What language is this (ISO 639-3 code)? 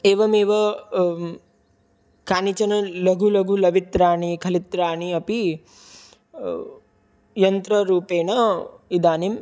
san